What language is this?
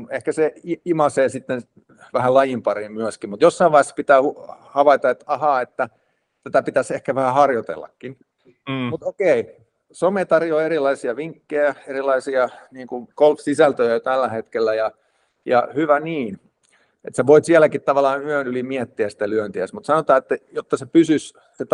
Finnish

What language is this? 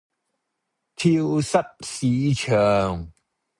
Cantonese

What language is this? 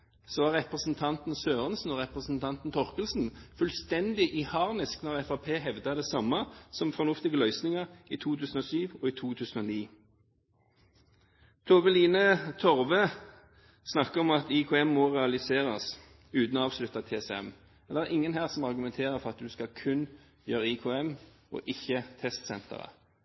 Norwegian Bokmål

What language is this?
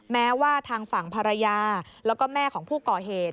Thai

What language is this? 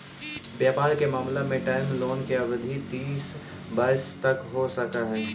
Magahi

